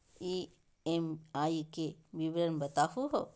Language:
Magahi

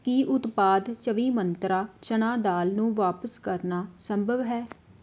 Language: Punjabi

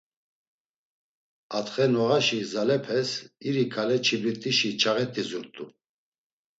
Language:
Laz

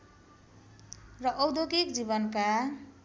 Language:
Nepali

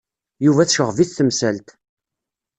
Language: Kabyle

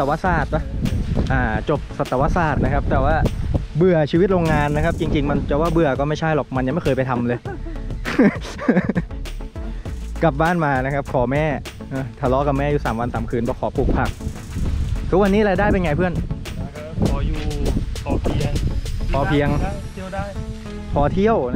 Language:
Thai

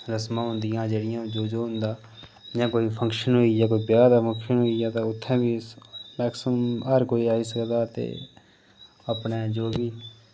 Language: Dogri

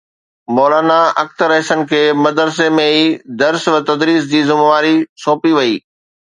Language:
Sindhi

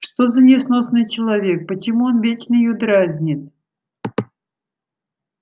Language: Russian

